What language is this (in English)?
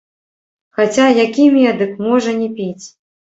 Belarusian